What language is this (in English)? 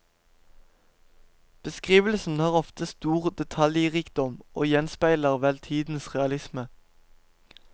Norwegian